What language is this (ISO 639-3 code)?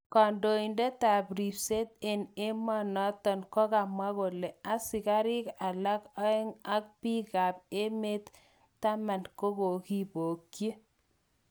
kln